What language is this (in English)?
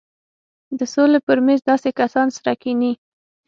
Pashto